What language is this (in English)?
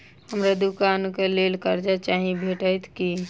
Maithili